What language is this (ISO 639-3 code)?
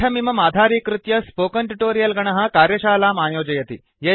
san